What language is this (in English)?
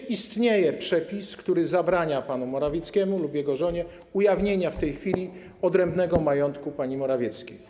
Polish